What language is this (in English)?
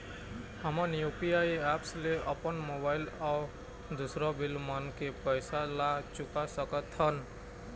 Chhattisgarhi